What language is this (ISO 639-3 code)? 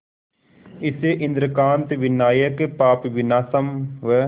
hin